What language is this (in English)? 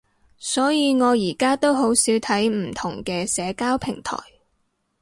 Cantonese